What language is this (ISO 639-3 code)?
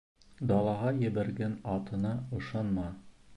bak